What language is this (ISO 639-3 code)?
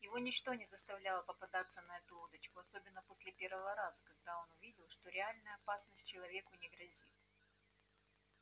rus